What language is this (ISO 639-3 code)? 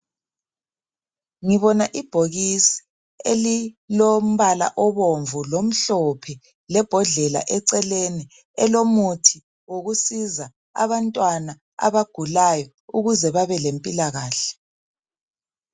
nde